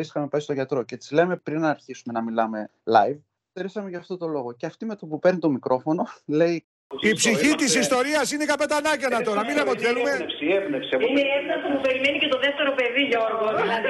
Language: Greek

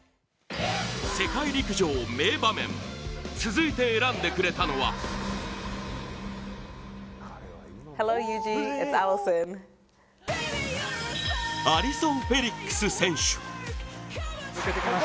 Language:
Japanese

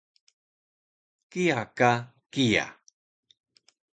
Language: Taroko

